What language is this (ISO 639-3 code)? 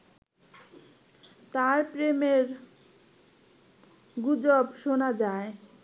ben